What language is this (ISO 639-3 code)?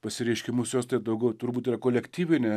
lit